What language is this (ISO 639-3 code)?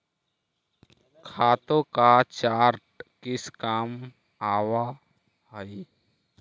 mag